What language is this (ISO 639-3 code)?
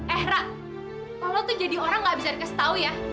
ind